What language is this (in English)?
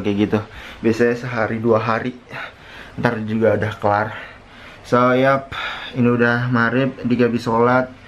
Indonesian